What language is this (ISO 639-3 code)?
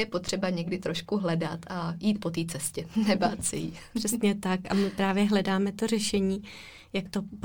ces